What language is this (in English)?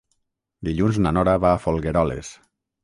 Catalan